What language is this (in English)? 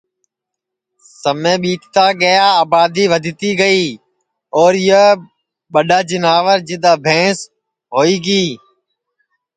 Sansi